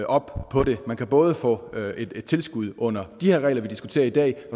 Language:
Danish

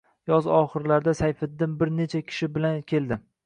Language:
Uzbek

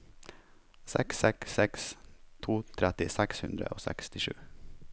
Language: Norwegian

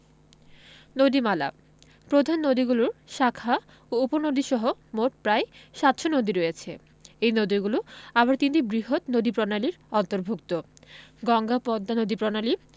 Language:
Bangla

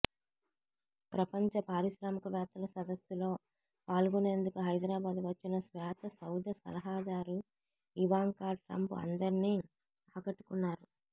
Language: Telugu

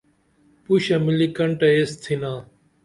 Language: Dameli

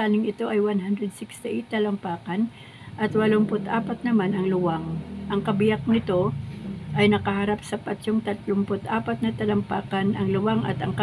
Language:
Filipino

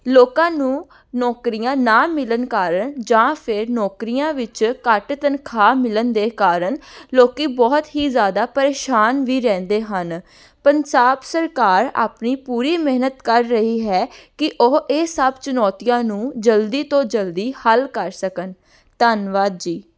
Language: Punjabi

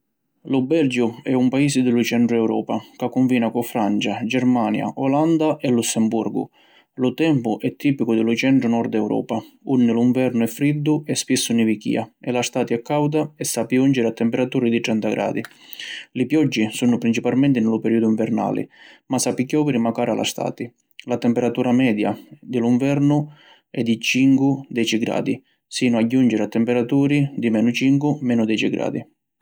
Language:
Sicilian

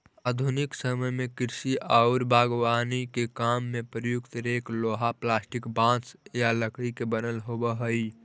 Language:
Magahi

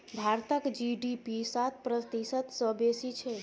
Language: Maithili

